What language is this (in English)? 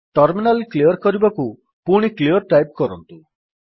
Odia